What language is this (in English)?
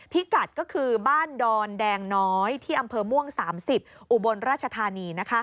Thai